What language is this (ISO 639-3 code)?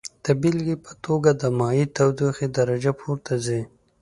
pus